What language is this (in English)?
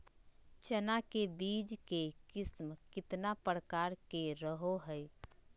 Magahi